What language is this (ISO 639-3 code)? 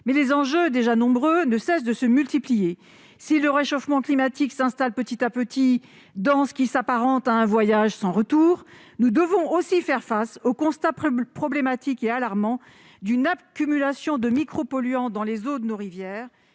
fra